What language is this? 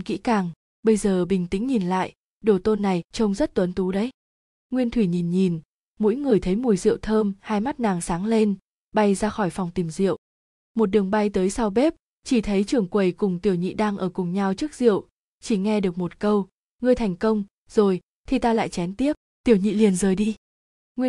Vietnamese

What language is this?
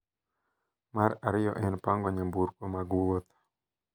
Luo (Kenya and Tanzania)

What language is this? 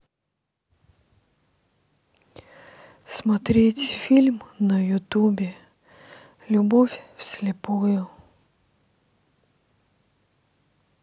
Russian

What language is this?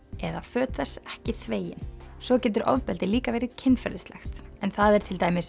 Icelandic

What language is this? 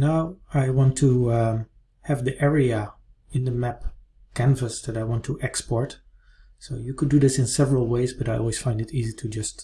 English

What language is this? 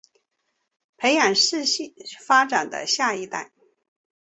Chinese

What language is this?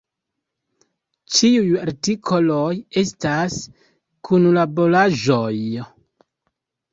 Esperanto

